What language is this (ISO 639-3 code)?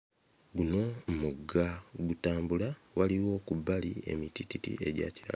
lug